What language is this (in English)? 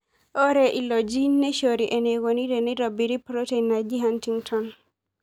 Masai